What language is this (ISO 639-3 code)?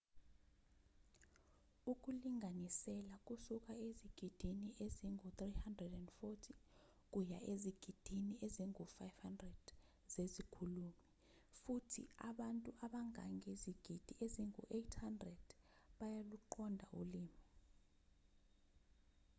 zul